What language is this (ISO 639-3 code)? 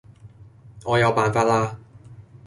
yue